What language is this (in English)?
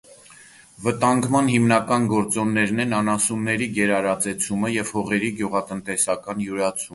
Armenian